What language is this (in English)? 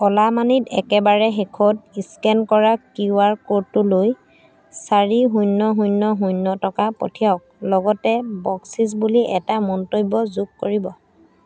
Assamese